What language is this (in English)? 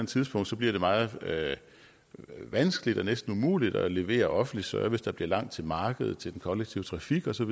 Danish